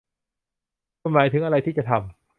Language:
Thai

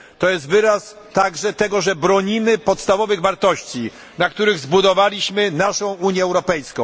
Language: Polish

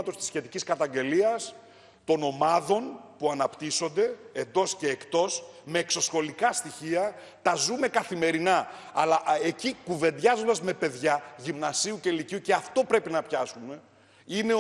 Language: Greek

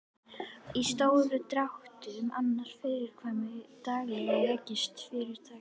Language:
Icelandic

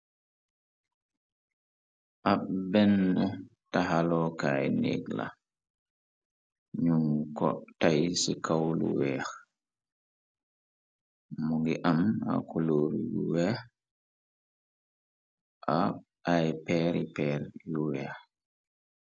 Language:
Wolof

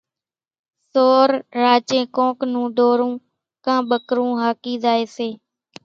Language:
Kachi Koli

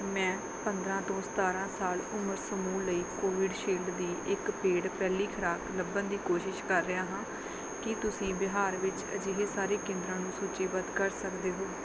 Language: Punjabi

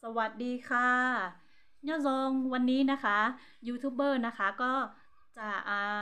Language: Thai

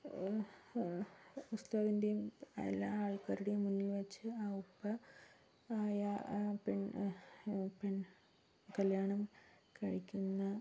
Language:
Malayalam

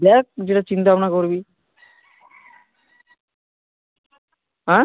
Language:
Bangla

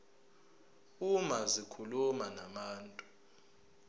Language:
Zulu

